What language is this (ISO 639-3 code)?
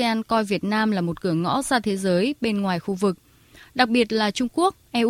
vie